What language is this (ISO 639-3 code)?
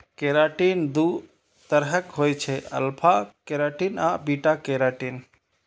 mai